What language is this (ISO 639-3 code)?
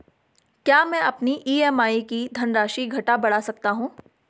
hin